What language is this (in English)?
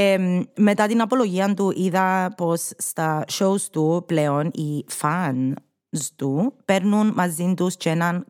Greek